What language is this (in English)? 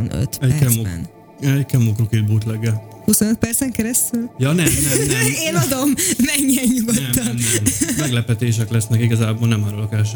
Hungarian